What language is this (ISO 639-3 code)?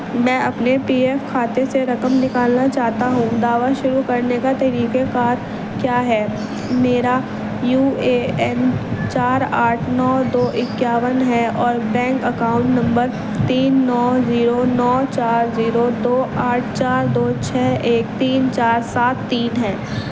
urd